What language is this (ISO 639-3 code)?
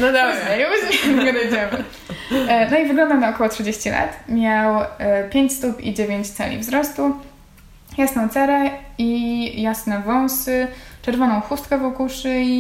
pol